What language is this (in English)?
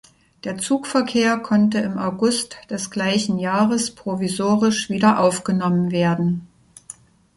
German